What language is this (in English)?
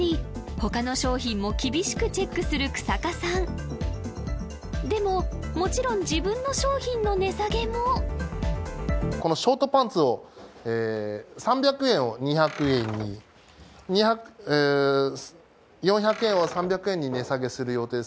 Japanese